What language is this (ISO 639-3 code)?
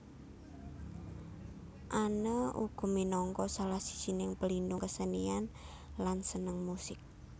jav